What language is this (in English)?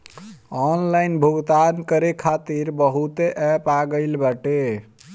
Bhojpuri